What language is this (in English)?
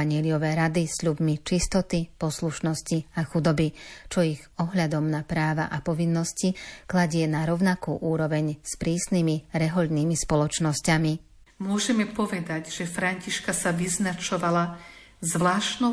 Slovak